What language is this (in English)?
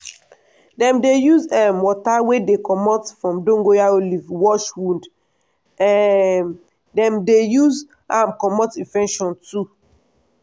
Nigerian Pidgin